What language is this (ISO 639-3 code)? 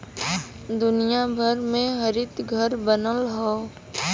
bho